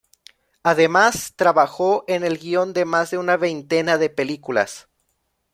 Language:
Spanish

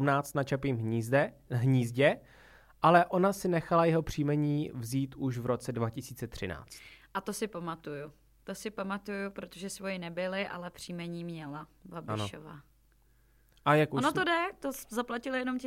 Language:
Czech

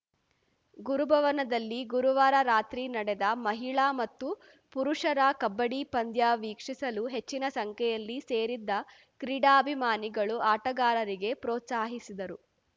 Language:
Kannada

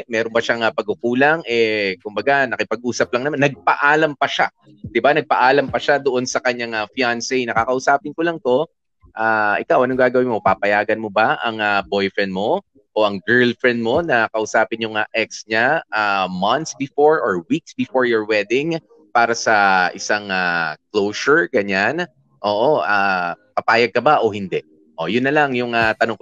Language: Filipino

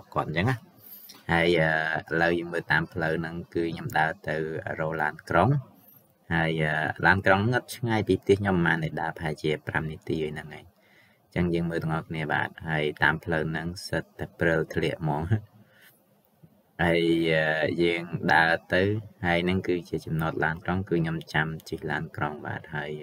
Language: Vietnamese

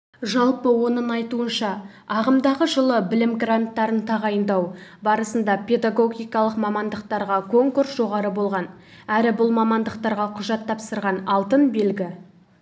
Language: Kazakh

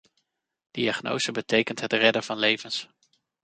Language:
Dutch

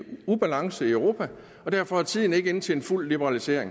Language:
Danish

